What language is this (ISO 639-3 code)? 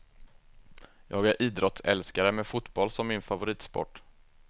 swe